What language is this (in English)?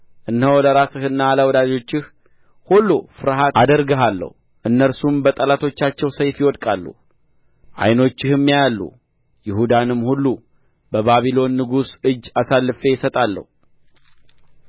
Amharic